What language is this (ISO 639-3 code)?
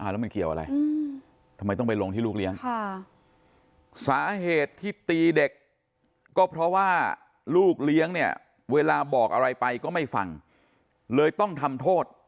tha